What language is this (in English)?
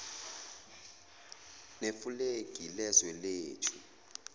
Zulu